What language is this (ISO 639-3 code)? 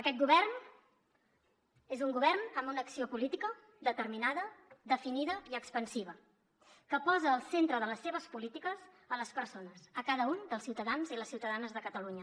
cat